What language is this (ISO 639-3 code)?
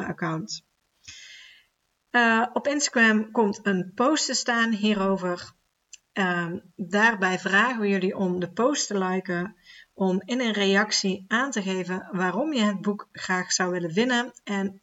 nld